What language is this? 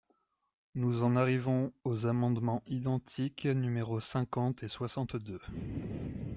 French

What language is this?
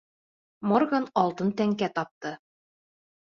Bashkir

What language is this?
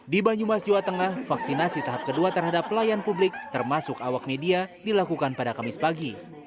Indonesian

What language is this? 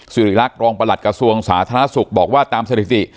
Thai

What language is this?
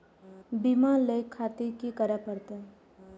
Maithili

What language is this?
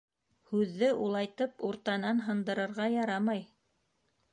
Bashkir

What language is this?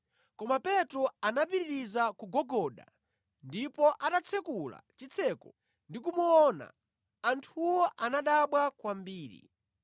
Nyanja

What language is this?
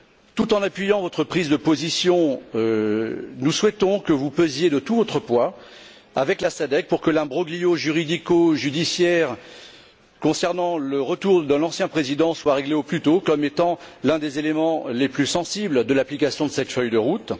French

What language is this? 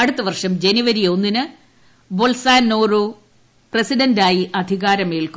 Malayalam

